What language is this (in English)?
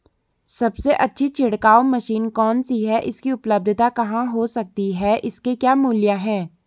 Hindi